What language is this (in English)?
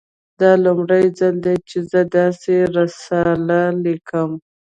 Pashto